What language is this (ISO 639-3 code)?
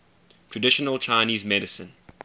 eng